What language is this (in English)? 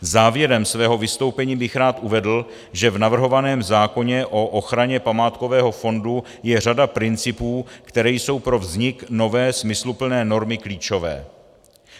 Czech